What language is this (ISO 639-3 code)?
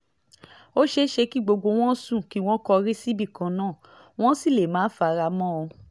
yor